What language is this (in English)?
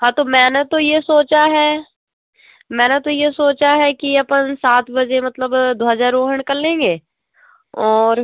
Hindi